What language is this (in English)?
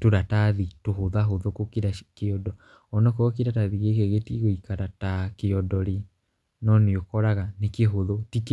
Kikuyu